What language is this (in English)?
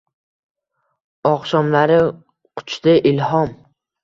Uzbek